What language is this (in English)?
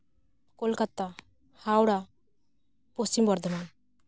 Santali